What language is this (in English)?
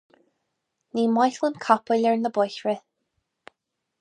Irish